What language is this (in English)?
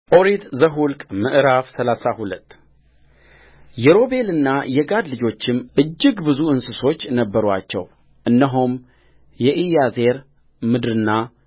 Amharic